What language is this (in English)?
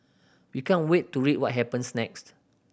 English